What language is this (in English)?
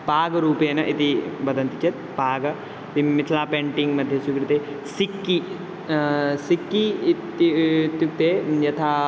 Sanskrit